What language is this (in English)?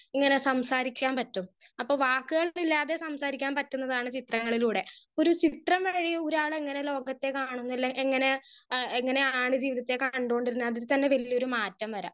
Malayalam